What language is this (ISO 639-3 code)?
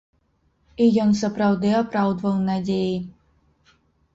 bel